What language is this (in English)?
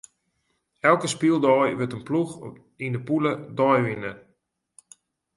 Western Frisian